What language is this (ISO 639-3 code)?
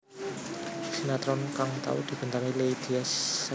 jav